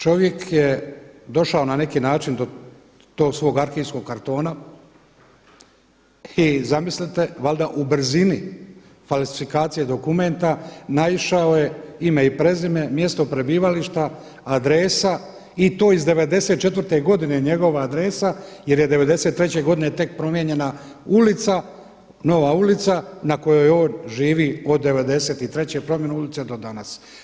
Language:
Croatian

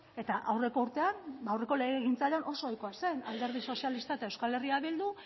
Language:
Basque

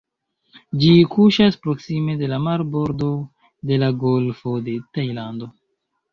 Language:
Esperanto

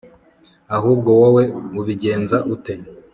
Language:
Kinyarwanda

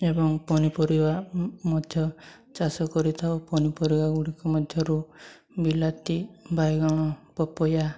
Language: Odia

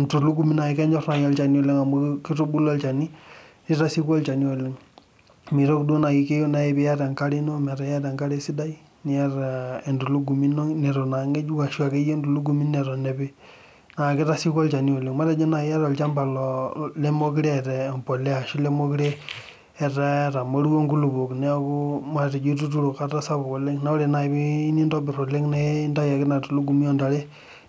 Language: Masai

